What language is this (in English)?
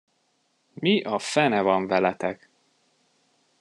Hungarian